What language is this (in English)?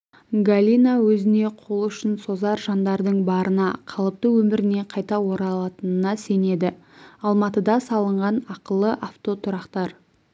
Kazakh